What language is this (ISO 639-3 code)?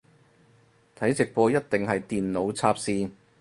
yue